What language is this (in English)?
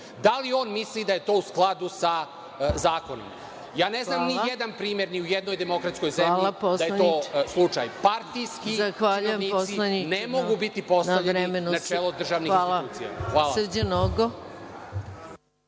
Serbian